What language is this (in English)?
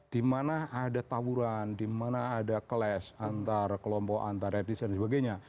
Indonesian